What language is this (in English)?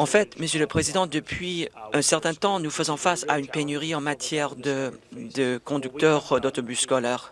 French